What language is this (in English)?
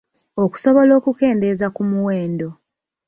Ganda